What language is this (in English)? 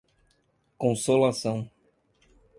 Portuguese